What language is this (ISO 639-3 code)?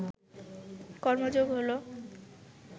ben